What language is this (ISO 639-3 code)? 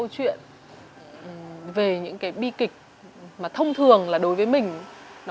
vie